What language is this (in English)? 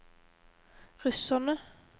Norwegian